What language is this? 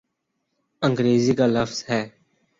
Urdu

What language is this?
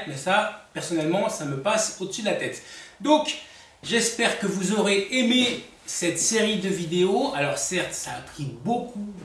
French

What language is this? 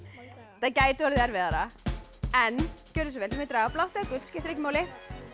Icelandic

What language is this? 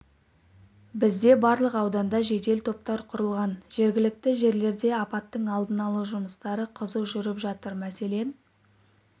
Kazakh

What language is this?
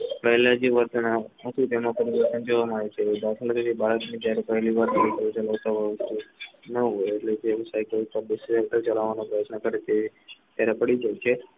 Gujarati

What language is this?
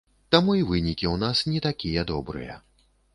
Belarusian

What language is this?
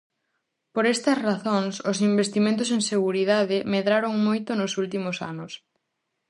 Galician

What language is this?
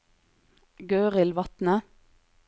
Norwegian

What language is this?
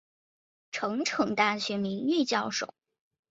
Chinese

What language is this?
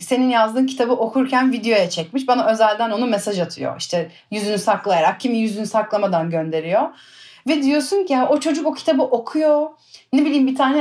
Turkish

